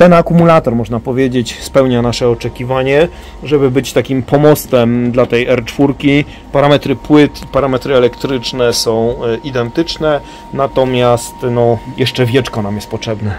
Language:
Polish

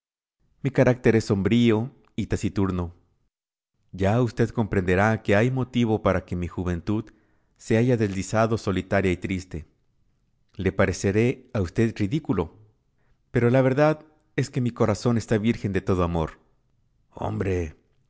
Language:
Spanish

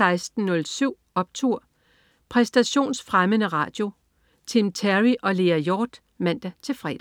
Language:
Danish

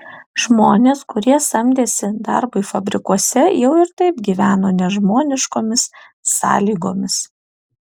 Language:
Lithuanian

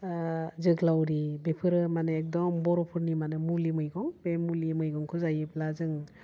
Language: Bodo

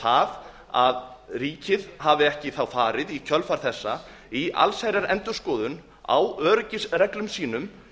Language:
Icelandic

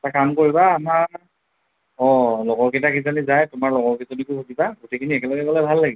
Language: Assamese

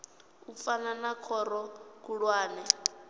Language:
Venda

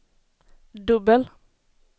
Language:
Swedish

